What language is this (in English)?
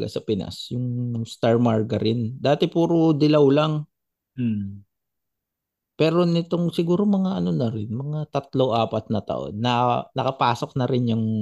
Filipino